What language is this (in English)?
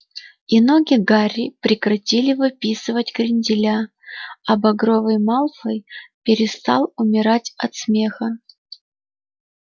Russian